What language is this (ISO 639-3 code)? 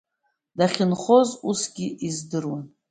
abk